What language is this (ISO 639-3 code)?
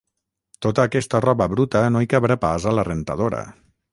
cat